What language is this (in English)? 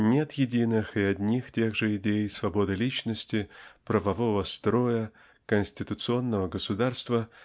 Russian